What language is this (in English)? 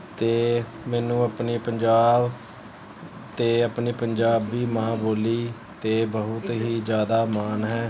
Punjabi